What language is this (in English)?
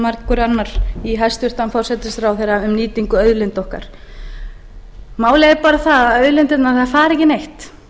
Icelandic